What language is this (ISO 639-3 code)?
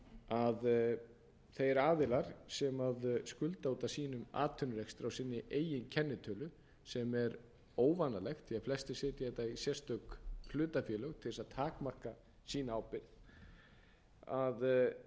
isl